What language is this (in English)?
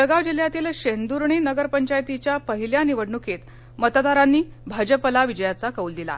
Marathi